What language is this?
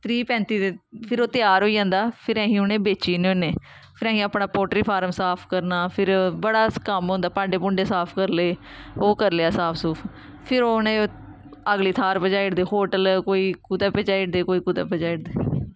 Dogri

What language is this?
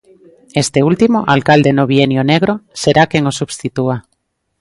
Galician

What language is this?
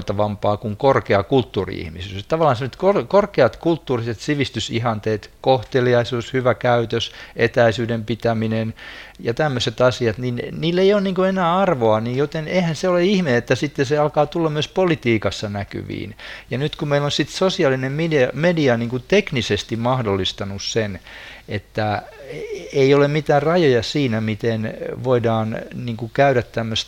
Finnish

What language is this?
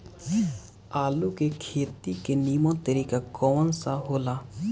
Bhojpuri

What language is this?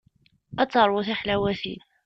Kabyle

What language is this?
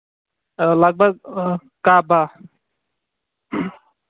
Kashmiri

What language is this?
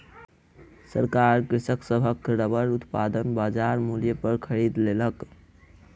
Maithili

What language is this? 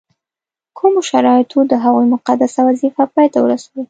Pashto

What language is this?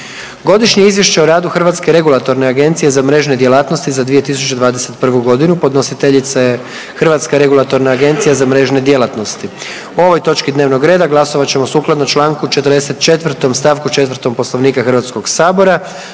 Croatian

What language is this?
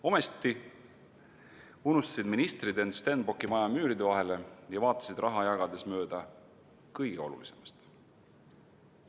Estonian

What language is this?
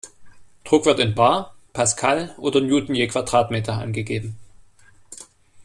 German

